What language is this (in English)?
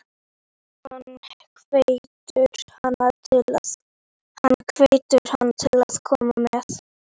Icelandic